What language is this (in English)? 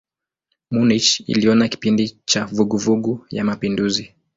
Swahili